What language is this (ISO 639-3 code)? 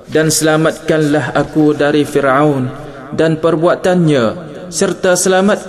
msa